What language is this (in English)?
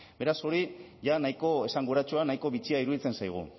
Basque